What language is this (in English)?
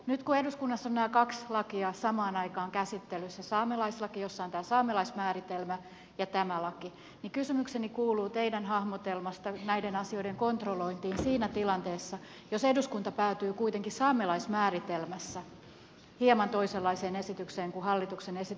Finnish